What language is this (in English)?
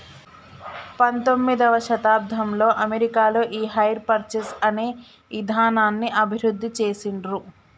Telugu